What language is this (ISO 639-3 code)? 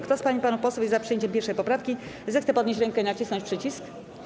pol